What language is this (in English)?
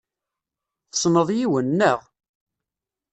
Kabyle